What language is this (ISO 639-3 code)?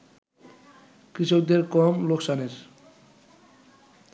ben